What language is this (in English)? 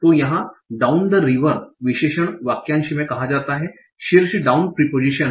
Hindi